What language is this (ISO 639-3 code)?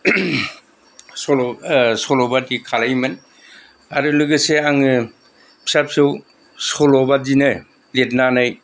brx